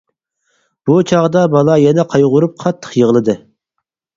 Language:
Uyghur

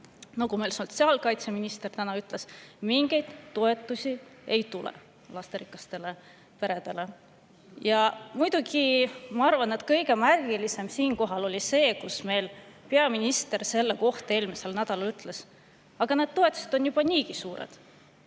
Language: Estonian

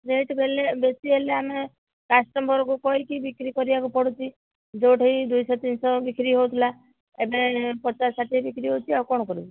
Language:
Odia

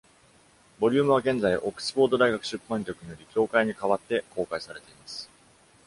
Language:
Japanese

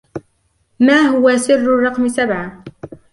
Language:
Arabic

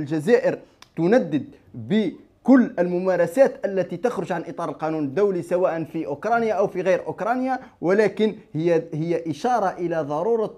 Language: Arabic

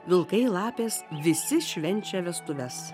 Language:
Lithuanian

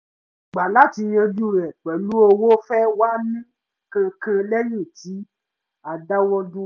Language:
Yoruba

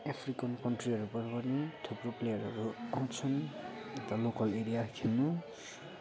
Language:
Nepali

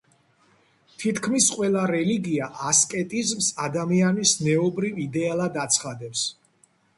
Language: Georgian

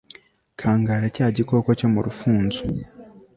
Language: Kinyarwanda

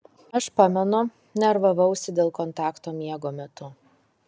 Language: Lithuanian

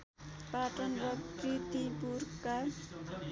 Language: Nepali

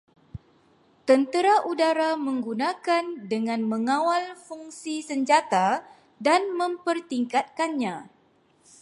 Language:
Malay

